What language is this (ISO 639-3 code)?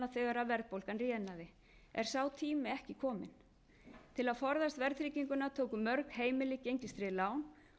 isl